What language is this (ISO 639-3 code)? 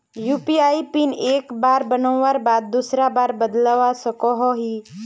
mag